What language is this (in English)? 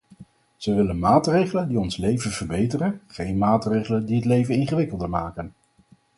Dutch